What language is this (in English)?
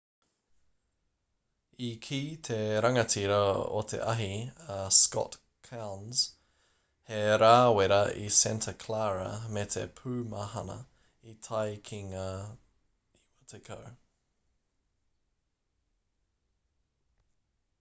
Māori